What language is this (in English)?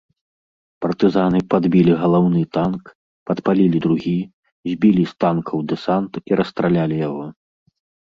Belarusian